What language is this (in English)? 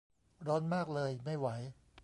Thai